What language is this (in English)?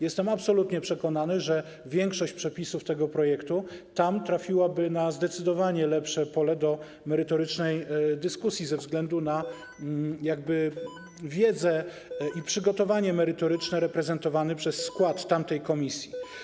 Polish